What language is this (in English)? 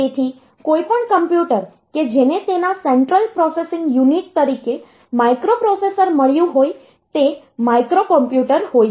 Gujarati